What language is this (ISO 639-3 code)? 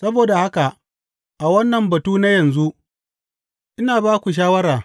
hau